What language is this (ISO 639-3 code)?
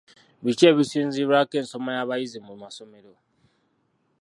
lug